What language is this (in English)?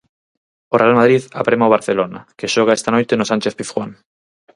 Galician